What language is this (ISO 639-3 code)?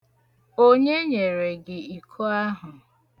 ibo